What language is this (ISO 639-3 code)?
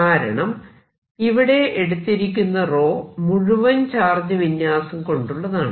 mal